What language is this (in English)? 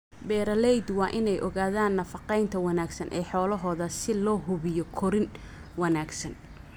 Somali